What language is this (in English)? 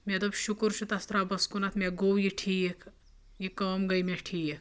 Kashmiri